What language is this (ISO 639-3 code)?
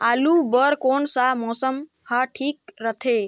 hne